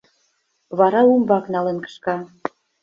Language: Mari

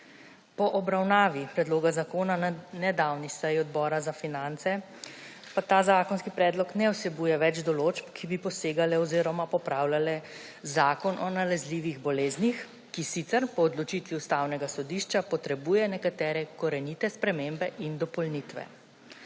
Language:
Slovenian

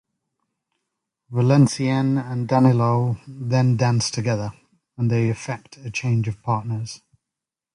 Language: English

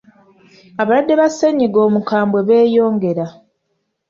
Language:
Ganda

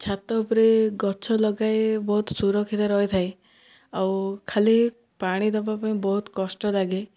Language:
Odia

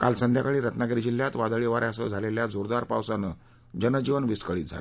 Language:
Marathi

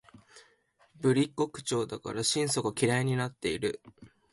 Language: Japanese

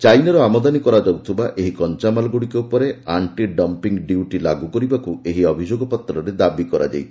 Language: Odia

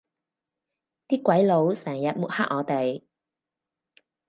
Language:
Cantonese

